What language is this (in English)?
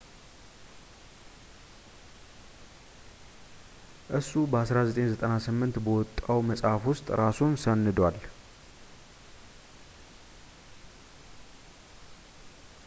Amharic